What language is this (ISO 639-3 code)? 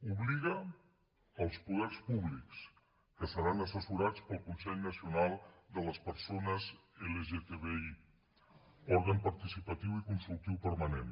cat